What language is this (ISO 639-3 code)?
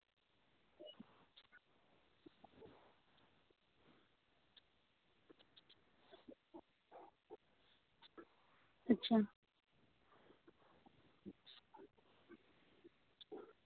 sat